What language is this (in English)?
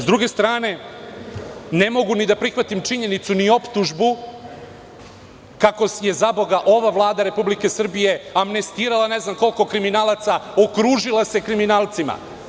Serbian